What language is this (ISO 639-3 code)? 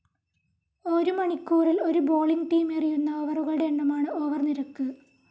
mal